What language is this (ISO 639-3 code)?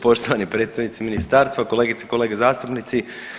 hrv